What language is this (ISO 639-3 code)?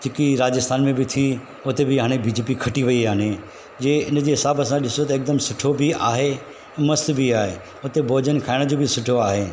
snd